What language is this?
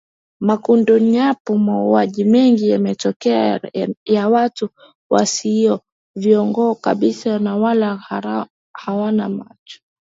Swahili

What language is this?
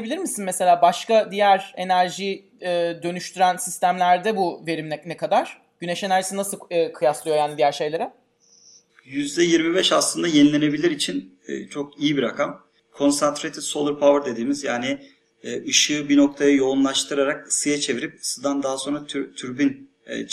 Turkish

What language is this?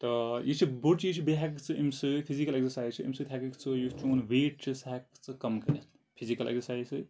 Kashmiri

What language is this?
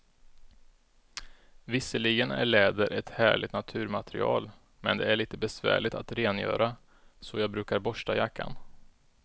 Swedish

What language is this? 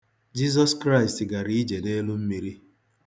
Igbo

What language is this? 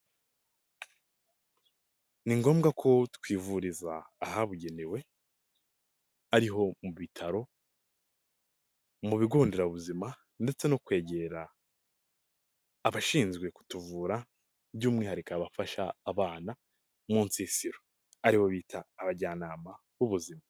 Kinyarwanda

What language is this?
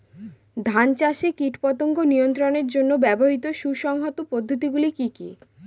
Bangla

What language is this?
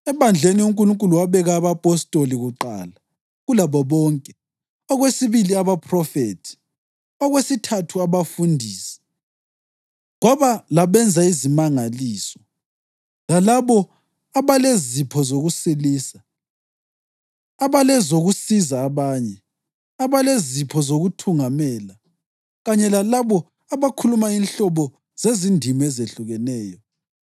North Ndebele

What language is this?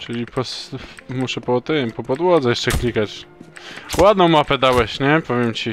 Polish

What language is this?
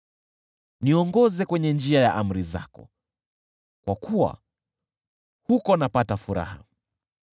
Swahili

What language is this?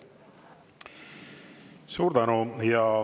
Estonian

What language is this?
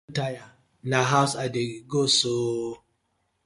Nigerian Pidgin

